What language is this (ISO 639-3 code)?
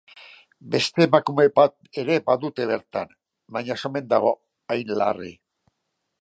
eus